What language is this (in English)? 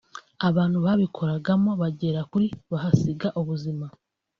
Kinyarwanda